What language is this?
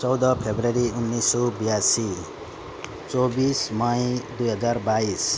Nepali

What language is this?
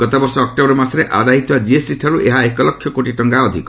Odia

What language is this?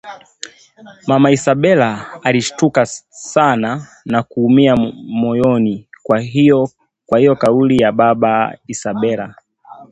Swahili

